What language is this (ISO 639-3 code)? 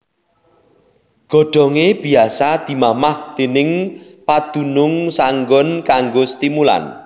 jav